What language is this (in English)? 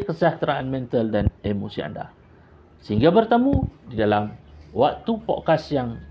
Malay